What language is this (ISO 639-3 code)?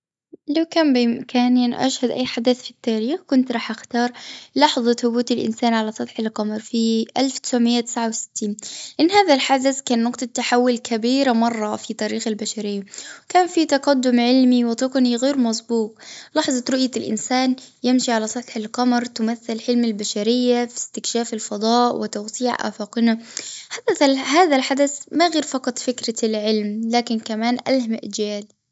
afb